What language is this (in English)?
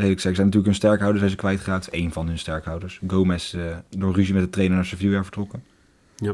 Dutch